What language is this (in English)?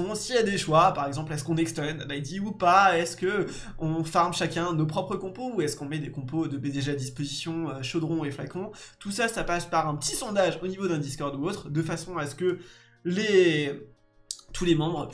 French